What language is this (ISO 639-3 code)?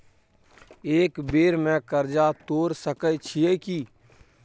mai